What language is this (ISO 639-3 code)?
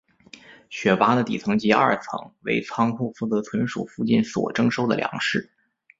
zho